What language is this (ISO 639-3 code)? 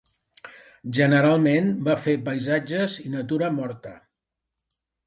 cat